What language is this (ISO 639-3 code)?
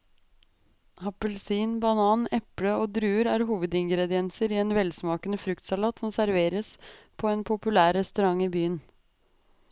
nor